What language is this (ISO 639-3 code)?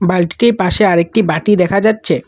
ben